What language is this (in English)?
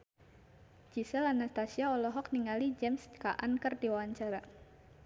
Sundanese